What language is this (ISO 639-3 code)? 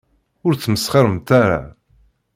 kab